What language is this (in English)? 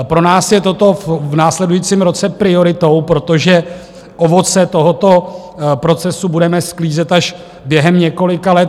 Czech